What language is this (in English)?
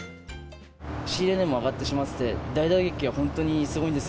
Japanese